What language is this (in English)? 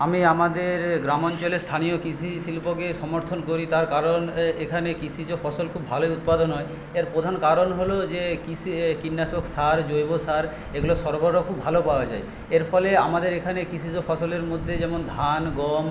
Bangla